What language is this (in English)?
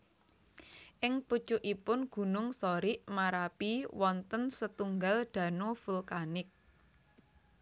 Javanese